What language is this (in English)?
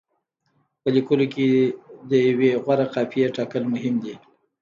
Pashto